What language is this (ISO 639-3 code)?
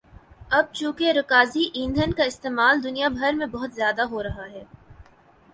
urd